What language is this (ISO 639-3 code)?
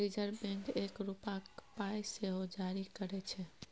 mai